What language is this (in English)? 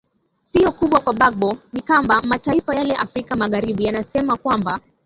Swahili